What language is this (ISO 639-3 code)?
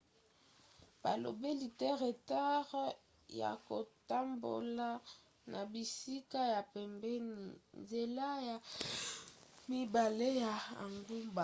lin